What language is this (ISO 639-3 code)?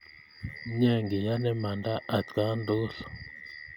kln